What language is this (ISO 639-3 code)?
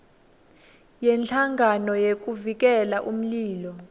ssw